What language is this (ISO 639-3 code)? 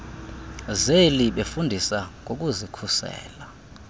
xho